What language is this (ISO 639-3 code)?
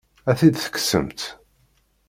kab